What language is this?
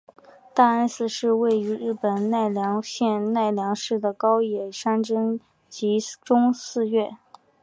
Chinese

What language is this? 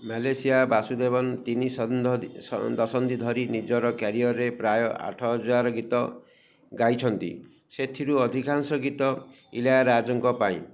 Odia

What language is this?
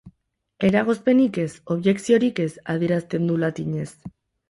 Basque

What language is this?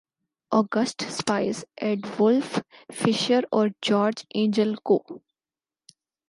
Urdu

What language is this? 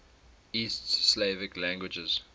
English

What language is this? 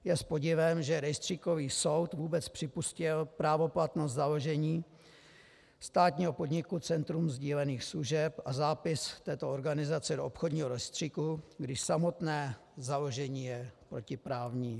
Czech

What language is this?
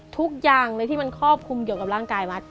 Thai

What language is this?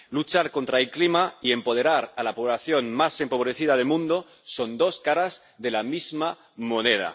Spanish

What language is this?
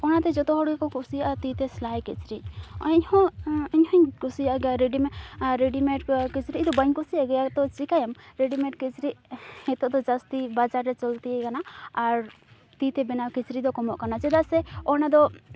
Santali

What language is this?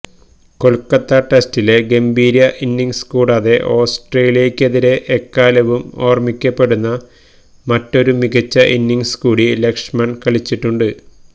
Malayalam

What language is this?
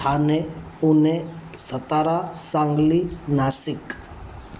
Sindhi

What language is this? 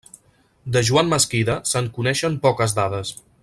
Catalan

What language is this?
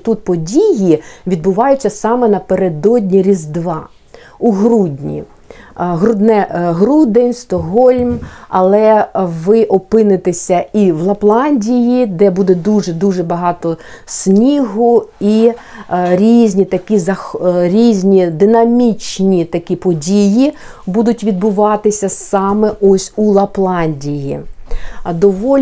Ukrainian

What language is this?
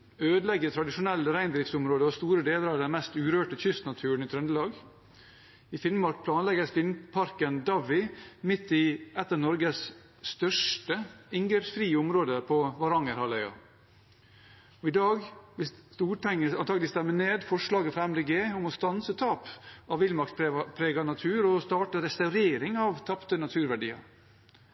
Norwegian Bokmål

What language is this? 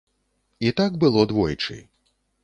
Belarusian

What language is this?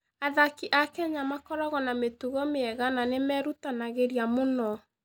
Kikuyu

